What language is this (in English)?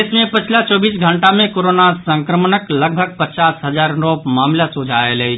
Maithili